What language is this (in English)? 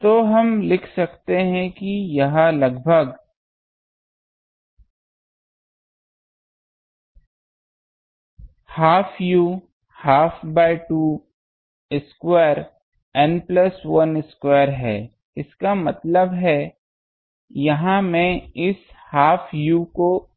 Hindi